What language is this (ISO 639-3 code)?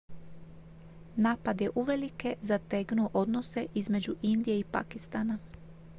hrv